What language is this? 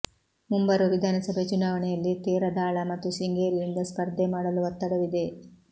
Kannada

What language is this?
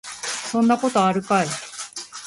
Japanese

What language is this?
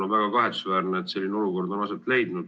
Estonian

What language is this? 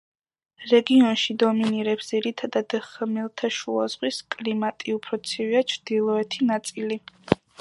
Georgian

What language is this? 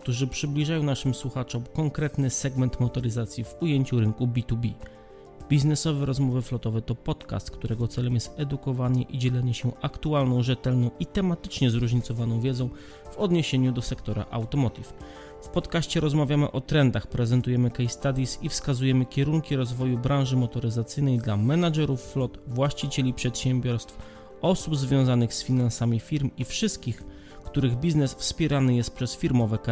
Polish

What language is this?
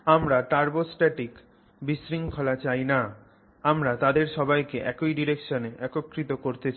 Bangla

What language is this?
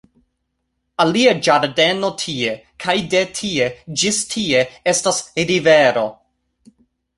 Esperanto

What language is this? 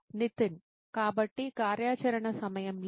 Telugu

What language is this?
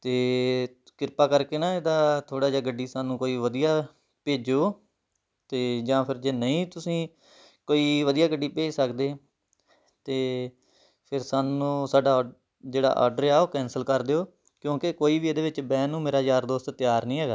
Punjabi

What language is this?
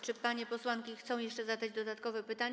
Polish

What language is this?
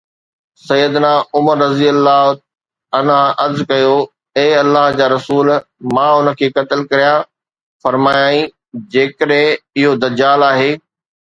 Sindhi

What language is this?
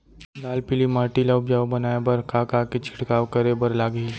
Chhattisgarhi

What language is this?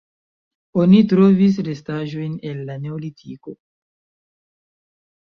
Esperanto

